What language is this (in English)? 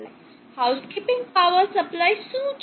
Gujarati